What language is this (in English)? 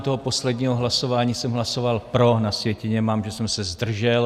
Czech